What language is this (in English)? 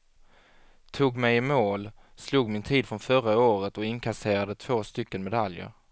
Swedish